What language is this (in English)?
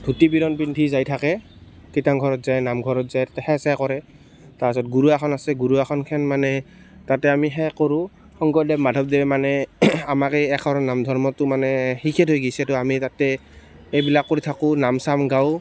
Assamese